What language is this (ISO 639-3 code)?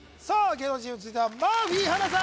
jpn